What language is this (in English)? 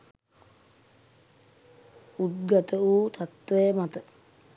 Sinhala